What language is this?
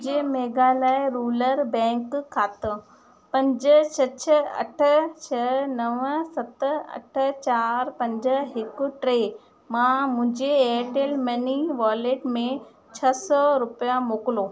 Sindhi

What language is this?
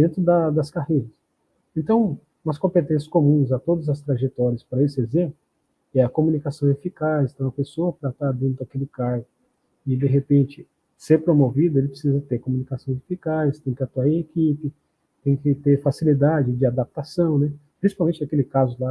Portuguese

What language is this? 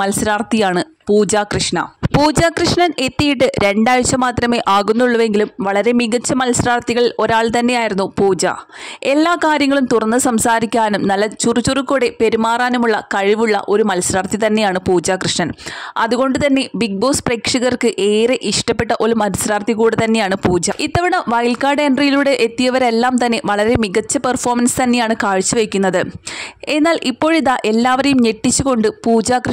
Malayalam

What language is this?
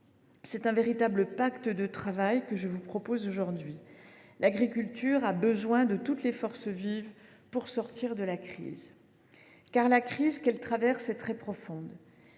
French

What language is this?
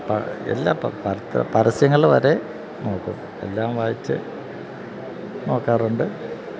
Malayalam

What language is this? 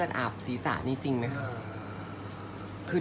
Thai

